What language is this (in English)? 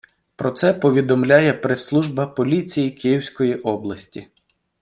Ukrainian